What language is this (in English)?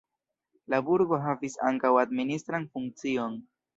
Esperanto